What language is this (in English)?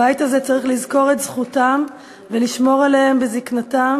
Hebrew